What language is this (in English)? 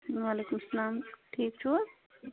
Kashmiri